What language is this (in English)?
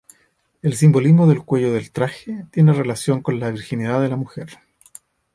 Spanish